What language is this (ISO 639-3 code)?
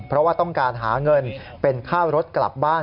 tha